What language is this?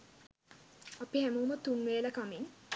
Sinhala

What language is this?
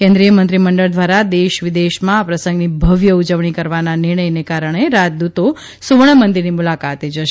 Gujarati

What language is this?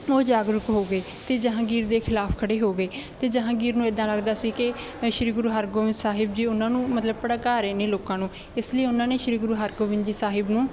Punjabi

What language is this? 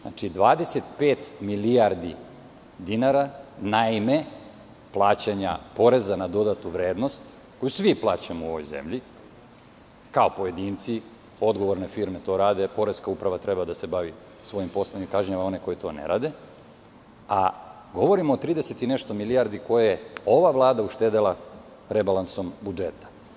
Serbian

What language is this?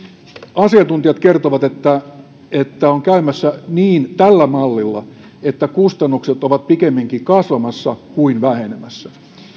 Finnish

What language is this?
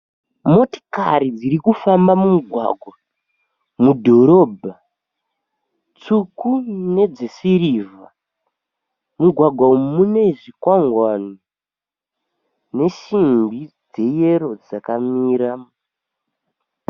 Shona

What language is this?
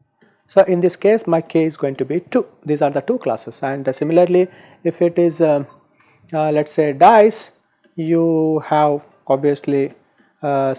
English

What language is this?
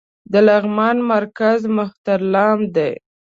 Pashto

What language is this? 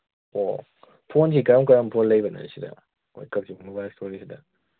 Manipuri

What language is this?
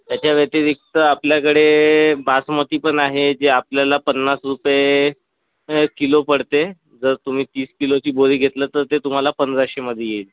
Marathi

